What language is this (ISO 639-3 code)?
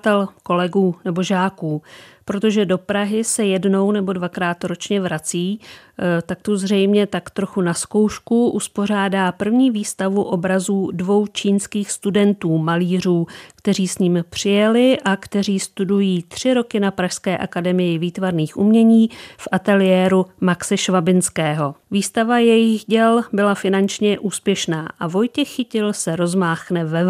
ces